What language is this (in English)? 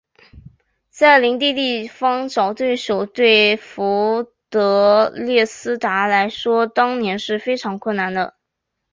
Chinese